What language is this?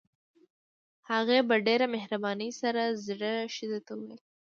Pashto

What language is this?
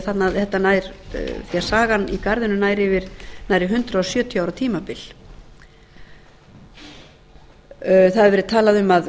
Icelandic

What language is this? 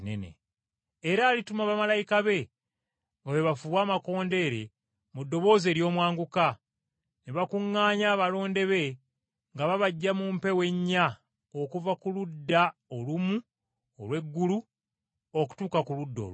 Ganda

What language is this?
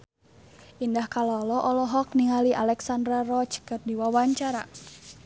Sundanese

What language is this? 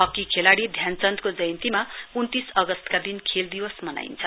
Nepali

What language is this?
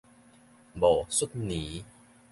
Min Nan Chinese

